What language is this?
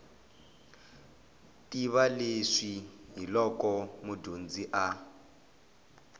Tsonga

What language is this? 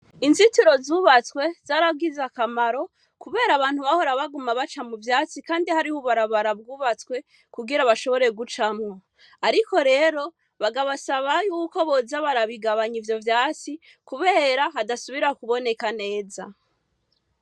Rundi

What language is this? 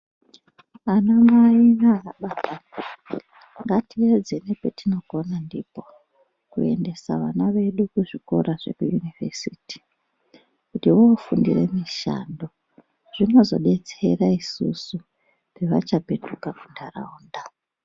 Ndau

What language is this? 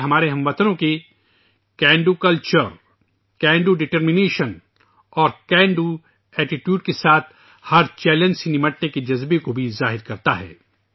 Urdu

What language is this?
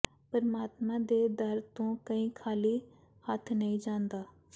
Punjabi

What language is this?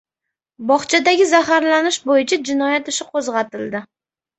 Uzbek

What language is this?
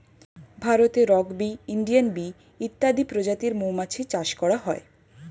Bangla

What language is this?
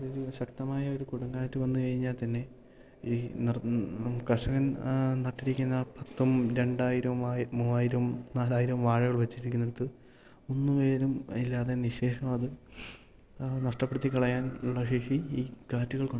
Malayalam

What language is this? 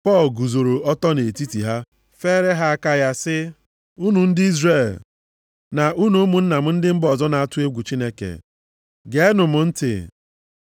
Igbo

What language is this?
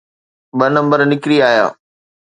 Sindhi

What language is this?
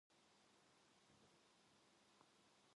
Korean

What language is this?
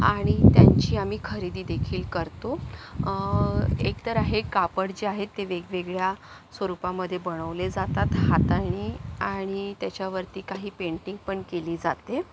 Marathi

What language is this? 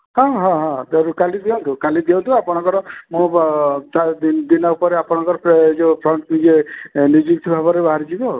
Odia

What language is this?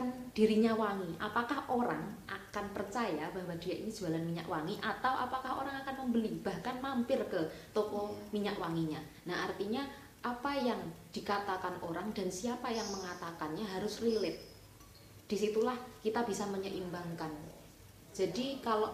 Indonesian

